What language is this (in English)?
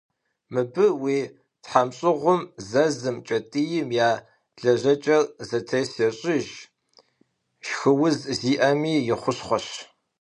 Kabardian